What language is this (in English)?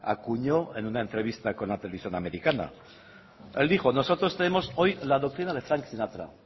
Spanish